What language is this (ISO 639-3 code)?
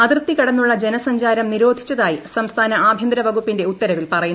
mal